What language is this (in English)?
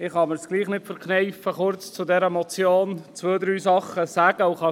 Swiss German